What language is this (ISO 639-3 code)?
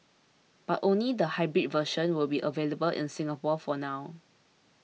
eng